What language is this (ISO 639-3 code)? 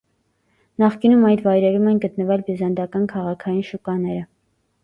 hye